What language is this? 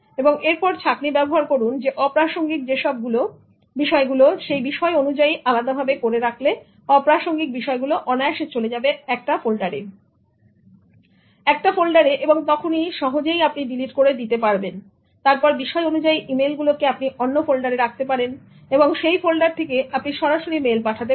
Bangla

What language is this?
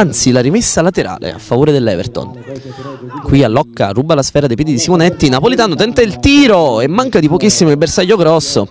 Italian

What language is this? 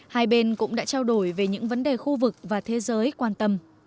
Vietnamese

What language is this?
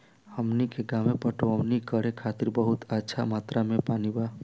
Bhojpuri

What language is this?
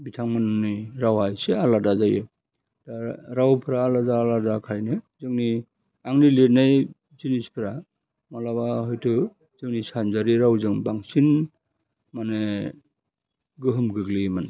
Bodo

